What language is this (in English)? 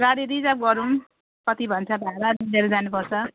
Nepali